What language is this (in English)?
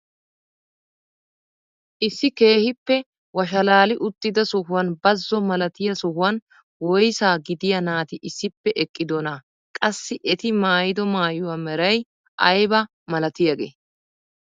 Wolaytta